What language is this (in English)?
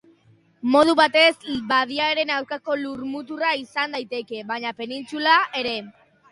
Basque